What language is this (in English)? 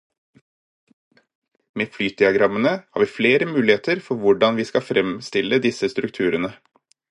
Norwegian Bokmål